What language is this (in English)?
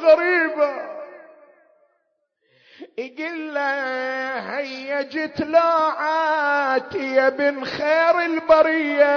Arabic